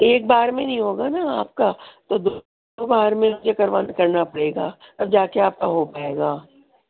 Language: Urdu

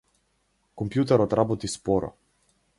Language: Macedonian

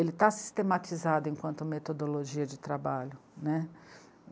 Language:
Portuguese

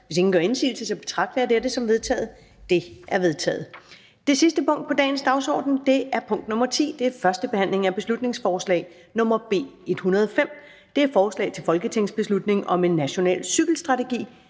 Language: Danish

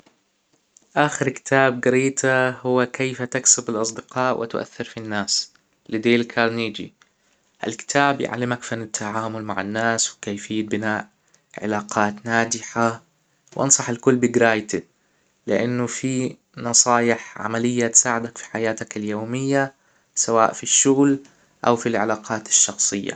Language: Hijazi Arabic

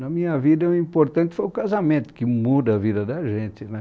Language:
Portuguese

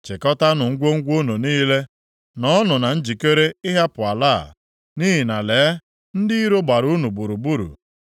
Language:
Igbo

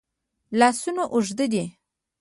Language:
Pashto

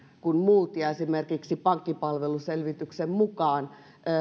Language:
Finnish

